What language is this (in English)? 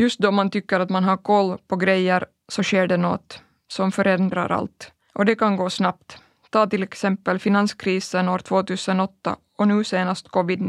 Swedish